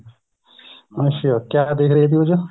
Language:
Punjabi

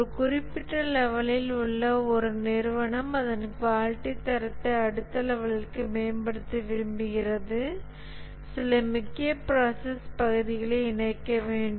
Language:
Tamil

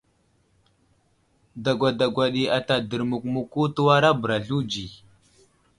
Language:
Wuzlam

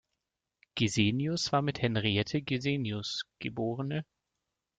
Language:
German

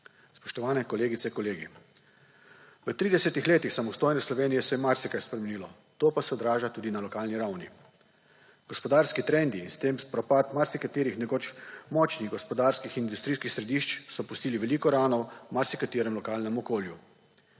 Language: Slovenian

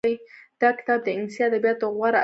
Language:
Pashto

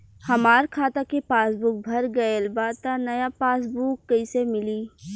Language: Bhojpuri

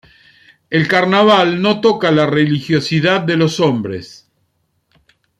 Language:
Spanish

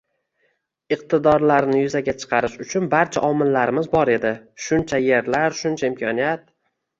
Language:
Uzbek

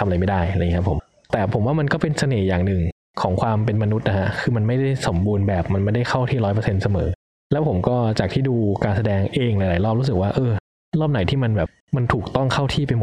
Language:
Thai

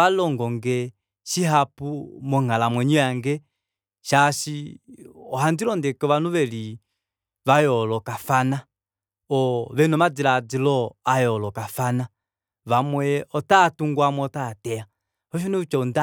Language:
Kuanyama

